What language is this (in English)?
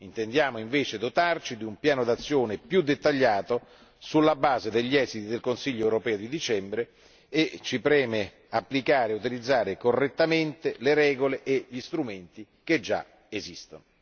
Italian